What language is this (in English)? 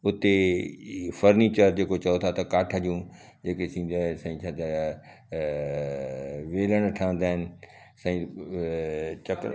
Sindhi